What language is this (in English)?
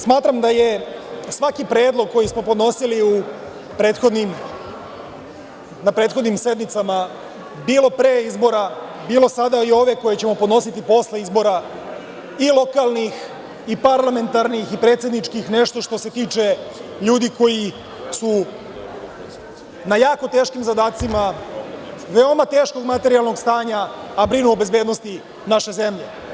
Serbian